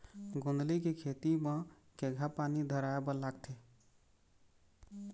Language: Chhattisgarhi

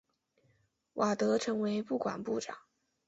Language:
Chinese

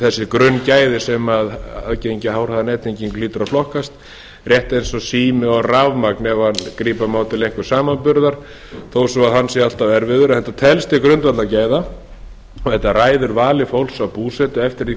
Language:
Icelandic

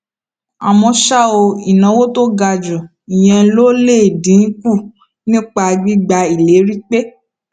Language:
Yoruba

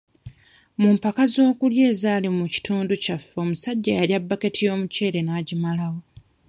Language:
Ganda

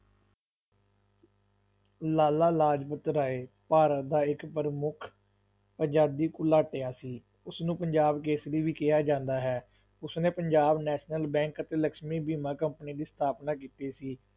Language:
Punjabi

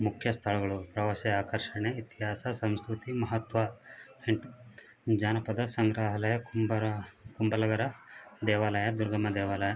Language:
Kannada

